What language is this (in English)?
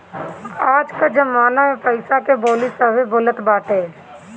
Bhojpuri